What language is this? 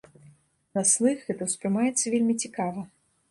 Belarusian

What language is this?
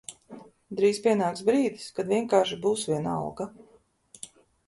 Latvian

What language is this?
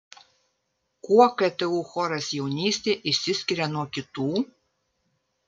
Lithuanian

